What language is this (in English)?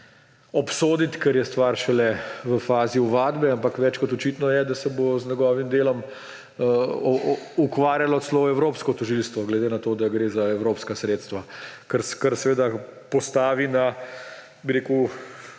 Slovenian